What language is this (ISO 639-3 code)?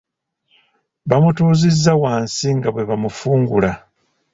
lug